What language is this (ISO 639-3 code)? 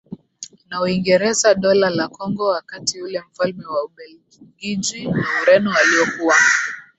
swa